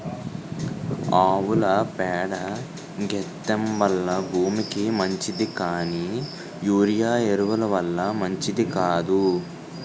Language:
Telugu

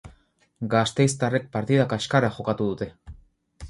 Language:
Basque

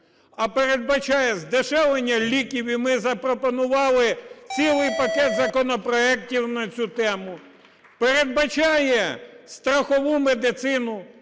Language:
Ukrainian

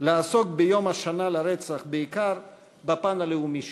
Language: Hebrew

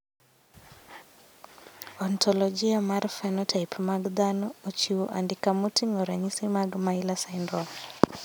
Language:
Luo (Kenya and Tanzania)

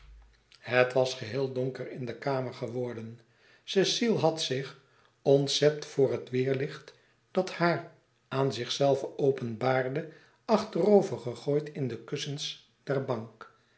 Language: Dutch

